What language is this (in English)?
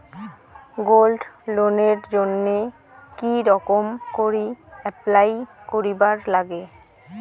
Bangla